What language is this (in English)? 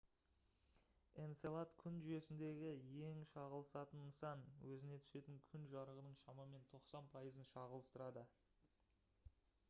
Kazakh